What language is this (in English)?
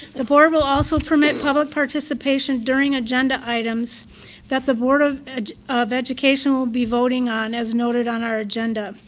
English